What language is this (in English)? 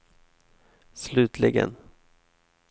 Swedish